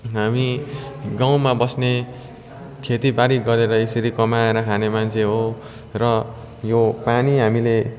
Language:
Nepali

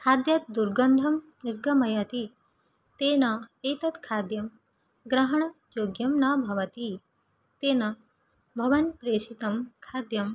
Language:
Sanskrit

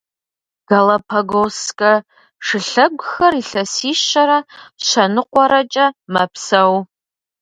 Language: Kabardian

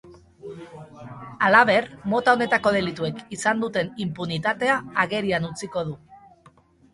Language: Basque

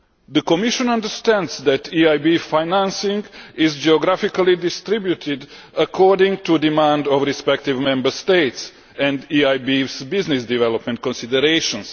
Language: English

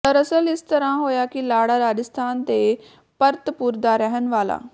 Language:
Punjabi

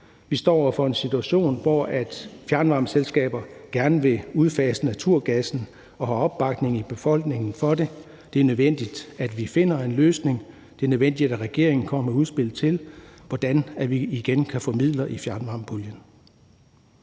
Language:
Danish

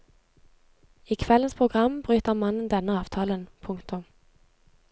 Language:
Norwegian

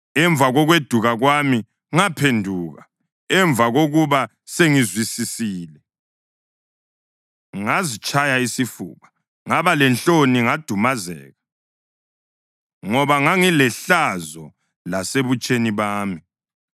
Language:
North Ndebele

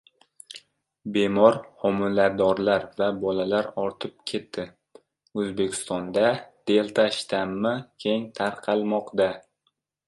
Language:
Uzbek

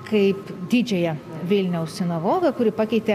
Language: Lithuanian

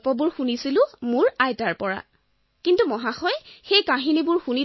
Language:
Assamese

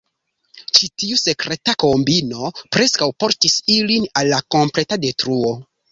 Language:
Esperanto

